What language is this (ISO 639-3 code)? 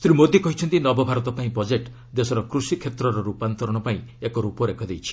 ori